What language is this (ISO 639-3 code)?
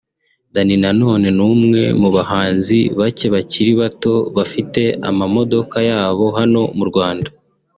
kin